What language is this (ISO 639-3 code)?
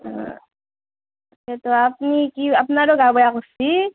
asm